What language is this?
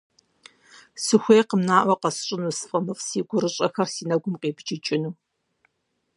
Kabardian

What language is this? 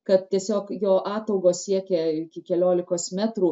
Lithuanian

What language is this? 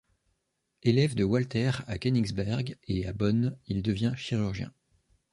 French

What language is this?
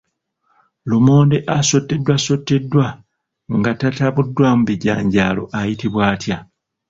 Ganda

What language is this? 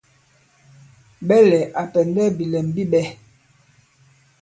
Bankon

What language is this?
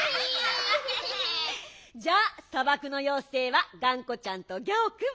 Japanese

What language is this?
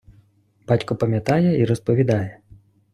Ukrainian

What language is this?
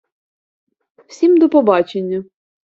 Ukrainian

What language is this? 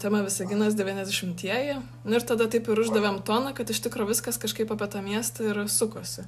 Lithuanian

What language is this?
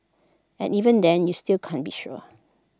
English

